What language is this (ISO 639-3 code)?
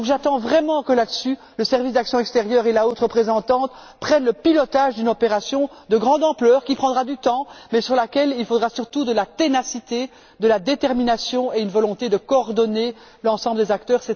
fra